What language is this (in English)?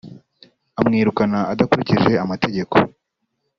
Kinyarwanda